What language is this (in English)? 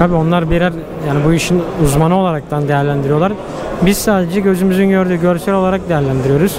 Turkish